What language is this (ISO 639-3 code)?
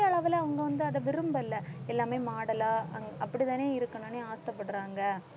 tam